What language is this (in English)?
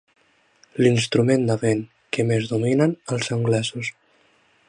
Catalan